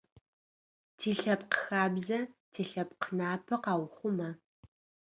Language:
Adyghe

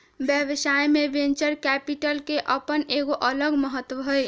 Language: Magahi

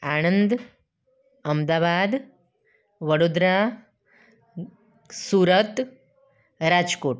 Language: Gujarati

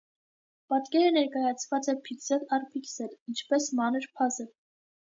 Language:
Armenian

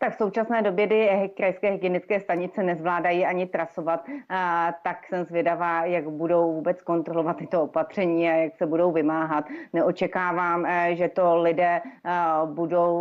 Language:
Czech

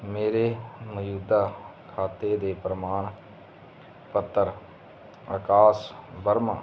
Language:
Punjabi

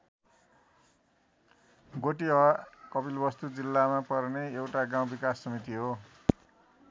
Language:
Nepali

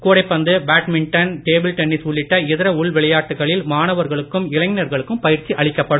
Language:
Tamil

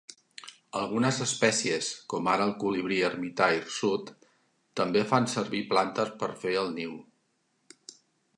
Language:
Catalan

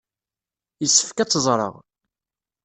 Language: Kabyle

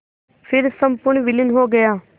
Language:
Hindi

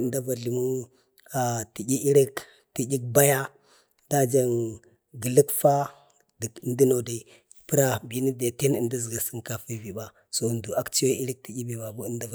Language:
Bade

